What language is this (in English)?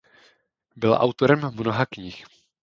Czech